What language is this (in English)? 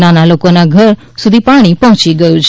Gujarati